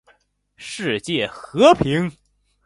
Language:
Chinese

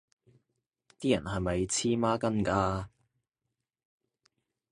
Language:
Cantonese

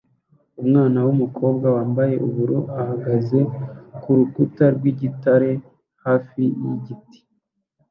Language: Kinyarwanda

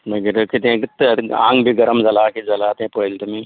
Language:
Konkani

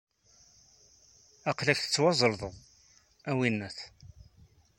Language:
Kabyle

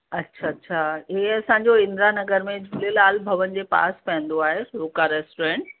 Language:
Sindhi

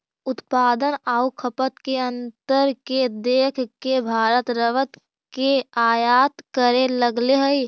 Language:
Magahi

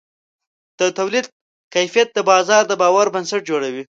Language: Pashto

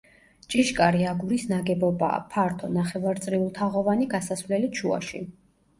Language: Georgian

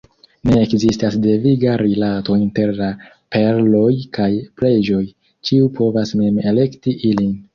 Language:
Esperanto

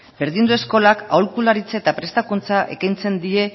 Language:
Basque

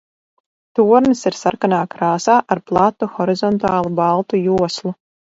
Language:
Latvian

